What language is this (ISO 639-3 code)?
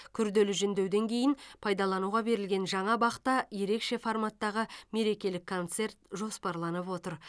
kaz